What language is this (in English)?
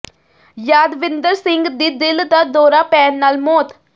Punjabi